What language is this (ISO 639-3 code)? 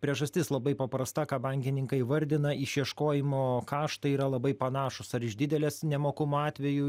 lit